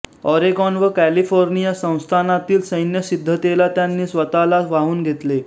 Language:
Marathi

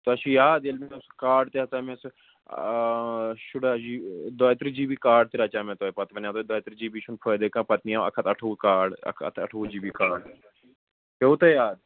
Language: Kashmiri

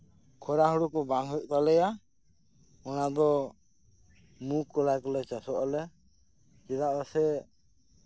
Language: Santali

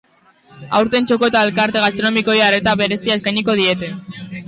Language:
Basque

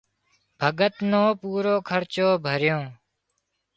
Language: Wadiyara Koli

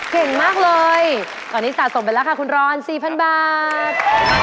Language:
Thai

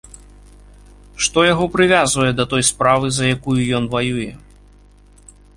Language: Belarusian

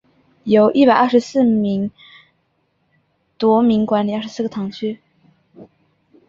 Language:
Chinese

